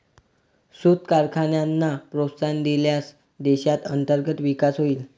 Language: Marathi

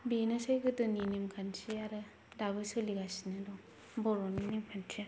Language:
Bodo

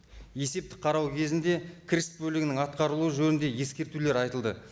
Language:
Kazakh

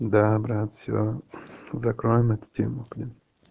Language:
Russian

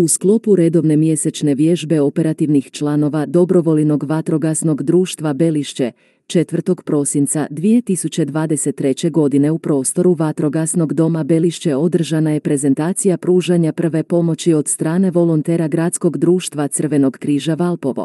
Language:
Croatian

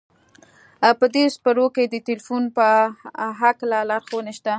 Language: Pashto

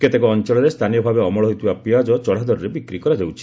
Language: Odia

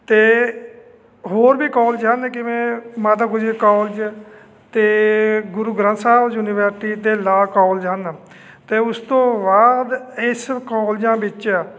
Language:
Punjabi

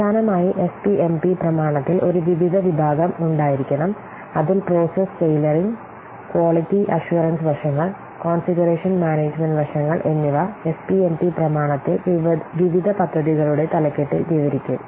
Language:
Malayalam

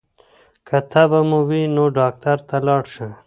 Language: Pashto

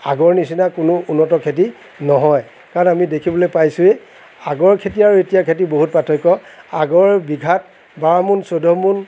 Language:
Assamese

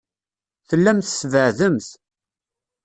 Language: Kabyle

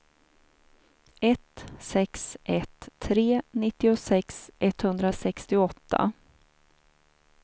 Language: Swedish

